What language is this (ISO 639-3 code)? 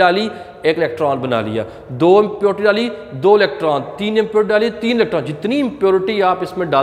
tur